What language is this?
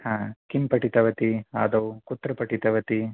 Sanskrit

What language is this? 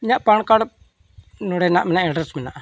Santali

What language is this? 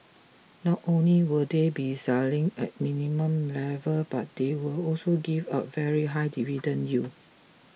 English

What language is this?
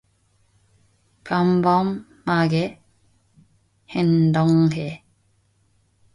Korean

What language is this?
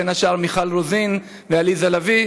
Hebrew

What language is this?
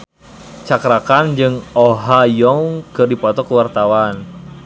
Sundanese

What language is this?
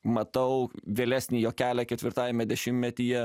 Lithuanian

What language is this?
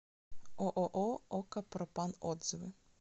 Russian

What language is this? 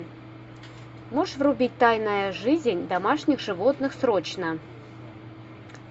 Russian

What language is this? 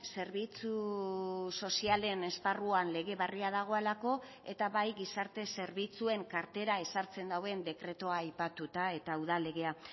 Basque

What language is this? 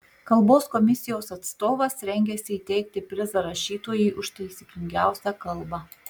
Lithuanian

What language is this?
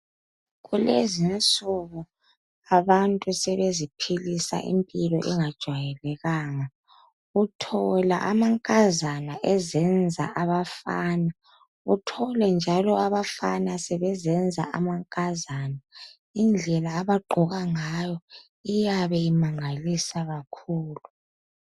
North Ndebele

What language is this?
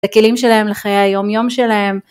Hebrew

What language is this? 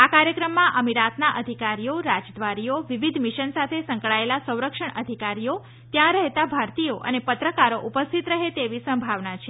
Gujarati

